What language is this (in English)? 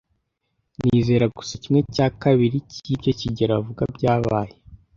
Kinyarwanda